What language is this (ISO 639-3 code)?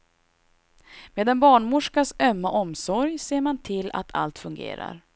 swe